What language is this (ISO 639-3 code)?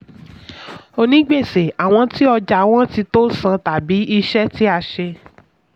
yor